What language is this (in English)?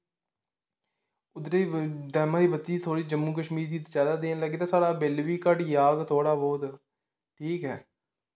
Dogri